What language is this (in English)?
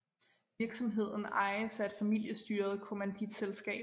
Danish